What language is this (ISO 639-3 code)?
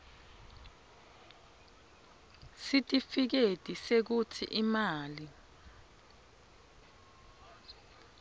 ssw